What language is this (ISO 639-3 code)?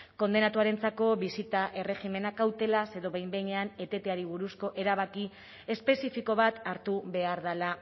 eus